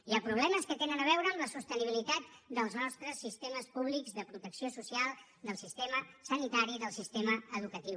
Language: Catalan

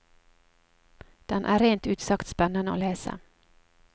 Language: Norwegian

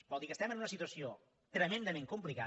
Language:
Catalan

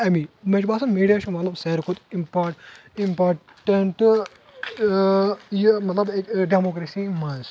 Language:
Kashmiri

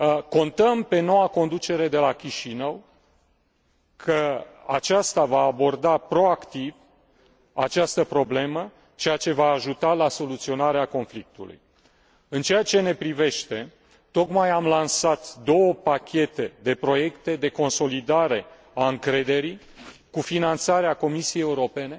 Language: Romanian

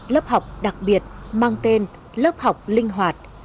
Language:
Vietnamese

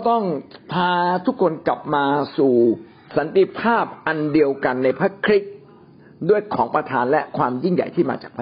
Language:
Thai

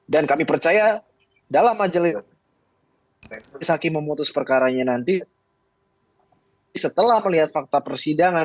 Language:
Indonesian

